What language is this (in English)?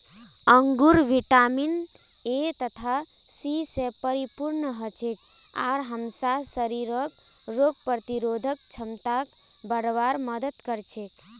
Magahi